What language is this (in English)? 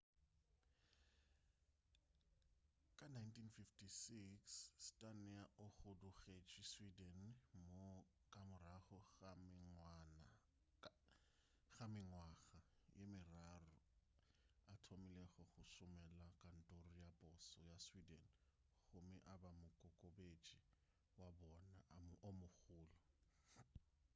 Northern Sotho